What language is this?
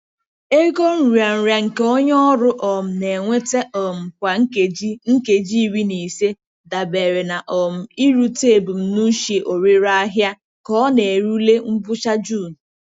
Igbo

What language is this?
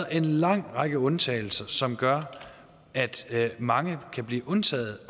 Danish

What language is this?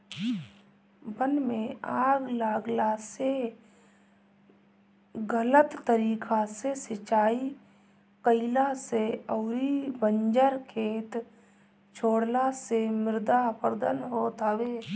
Bhojpuri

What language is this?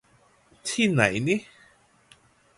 Thai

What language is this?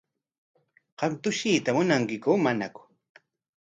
Corongo Ancash Quechua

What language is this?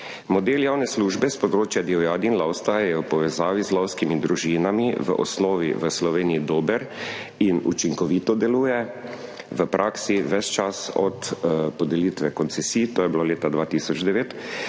Slovenian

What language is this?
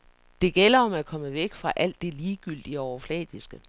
Danish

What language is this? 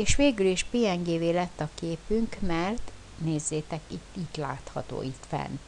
Hungarian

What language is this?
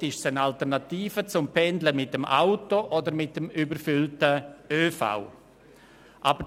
Swiss German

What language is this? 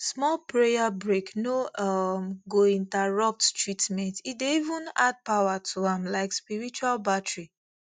Nigerian Pidgin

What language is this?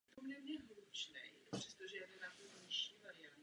Czech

